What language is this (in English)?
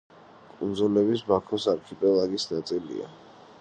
Georgian